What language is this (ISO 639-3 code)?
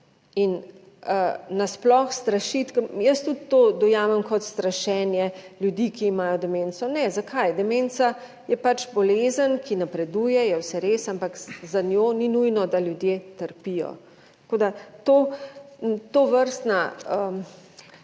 slv